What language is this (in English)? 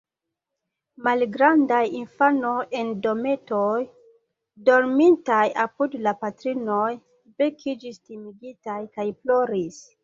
Esperanto